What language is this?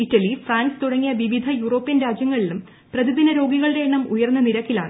Malayalam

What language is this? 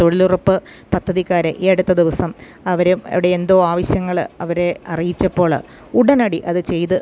Malayalam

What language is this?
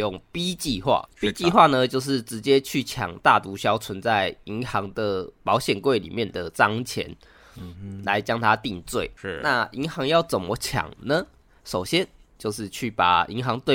Chinese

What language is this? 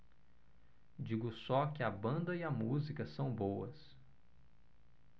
Portuguese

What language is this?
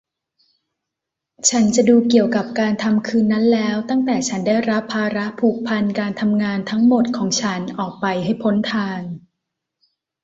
Thai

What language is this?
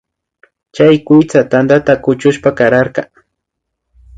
Imbabura Highland Quichua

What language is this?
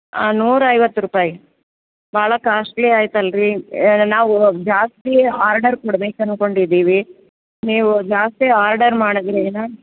Kannada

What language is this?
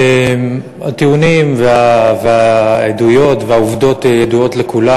Hebrew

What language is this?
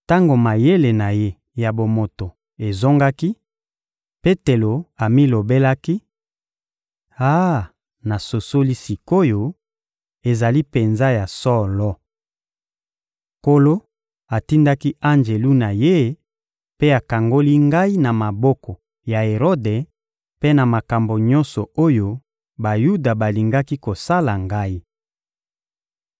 Lingala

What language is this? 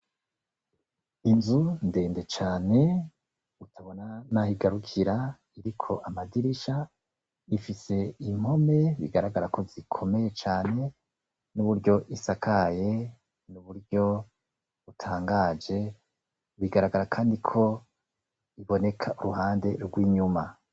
Rundi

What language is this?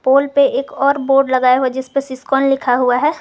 Hindi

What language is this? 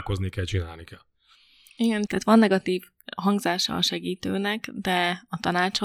Hungarian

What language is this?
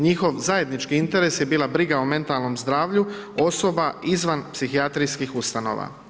Croatian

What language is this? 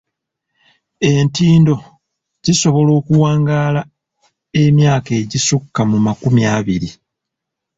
Ganda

